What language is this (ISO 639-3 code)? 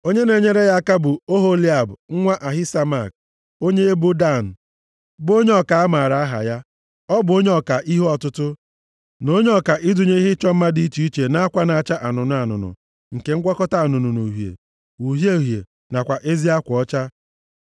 ibo